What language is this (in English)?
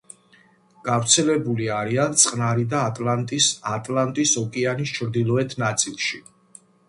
Georgian